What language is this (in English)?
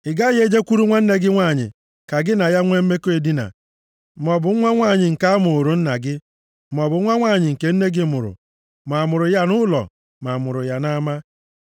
Igbo